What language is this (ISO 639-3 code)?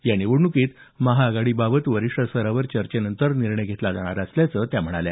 mar